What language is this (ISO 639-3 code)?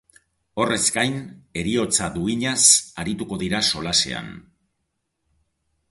eus